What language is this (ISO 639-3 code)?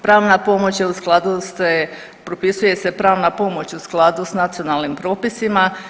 hrv